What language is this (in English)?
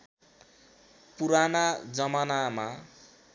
Nepali